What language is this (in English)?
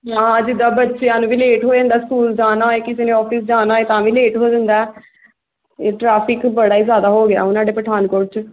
Punjabi